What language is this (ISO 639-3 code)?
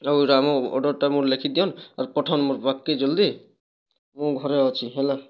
ori